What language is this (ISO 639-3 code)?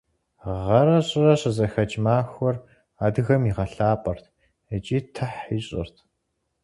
kbd